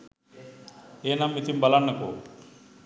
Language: Sinhala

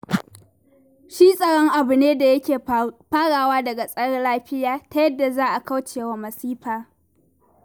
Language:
Hausa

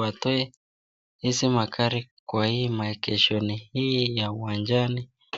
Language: Swahili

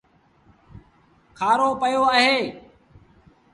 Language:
Sindhi Bhil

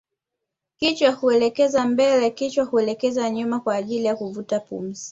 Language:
Swahili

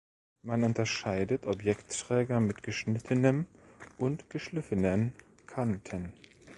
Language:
German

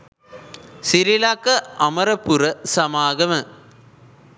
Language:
Sinhala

